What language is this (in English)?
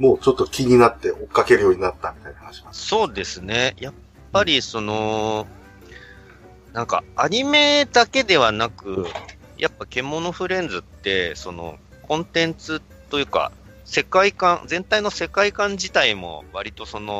Japanese